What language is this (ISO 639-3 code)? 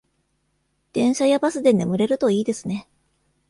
jpn